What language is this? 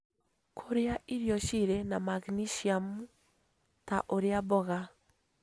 Kikuyu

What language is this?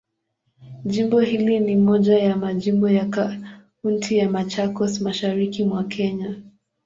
Swahili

